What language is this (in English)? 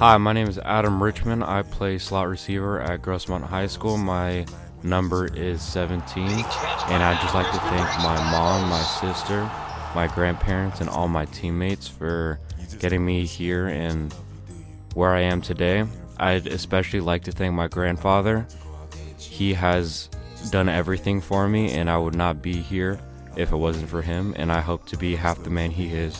English